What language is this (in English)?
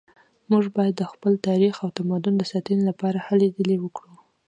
Pashto